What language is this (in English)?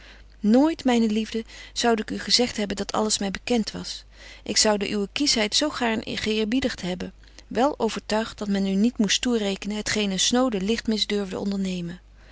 Dutch